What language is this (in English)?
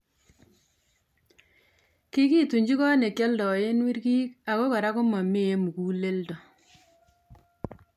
Kalenjin